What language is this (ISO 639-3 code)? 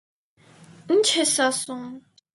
hye